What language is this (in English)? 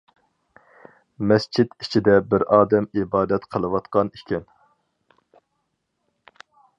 Uyghur